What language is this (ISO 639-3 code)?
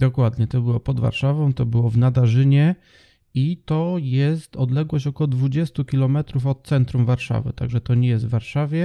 pol